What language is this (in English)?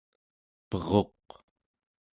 Central Yupik